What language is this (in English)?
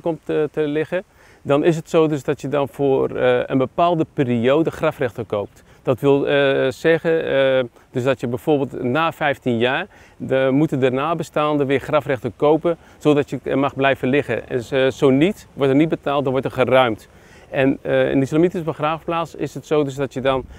Dutch